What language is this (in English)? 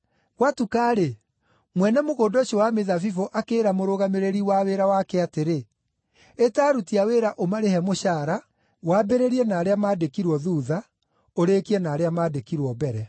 Kikuyu